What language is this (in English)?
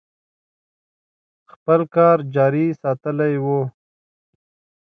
Pashto